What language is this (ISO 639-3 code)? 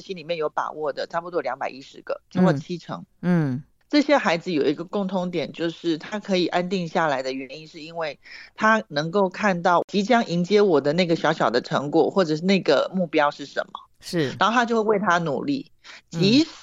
zho